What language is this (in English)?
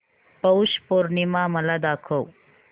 Marathi